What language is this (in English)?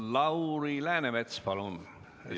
Estonian